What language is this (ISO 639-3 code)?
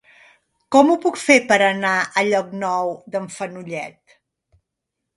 cat